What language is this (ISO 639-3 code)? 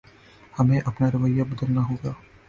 urd